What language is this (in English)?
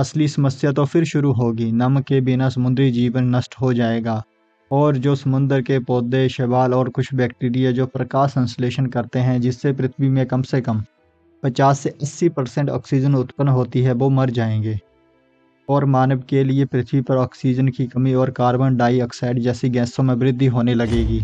Hindi